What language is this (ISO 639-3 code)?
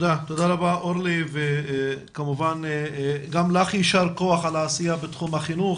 heb